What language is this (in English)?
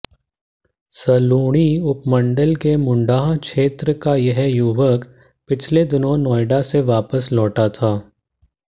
Hindi